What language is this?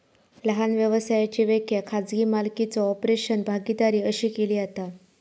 Marathi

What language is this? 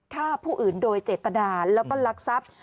Thai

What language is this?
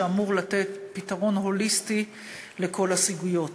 Hebrew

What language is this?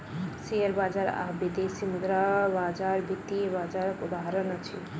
Maithili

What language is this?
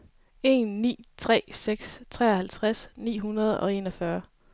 Danish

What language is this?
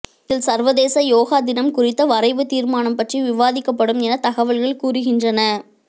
Tamil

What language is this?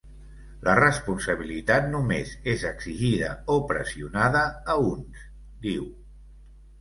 Catalan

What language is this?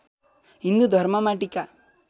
Nepali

